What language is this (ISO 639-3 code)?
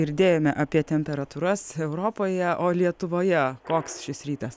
lit